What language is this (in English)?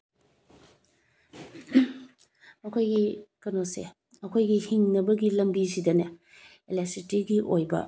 Manipuri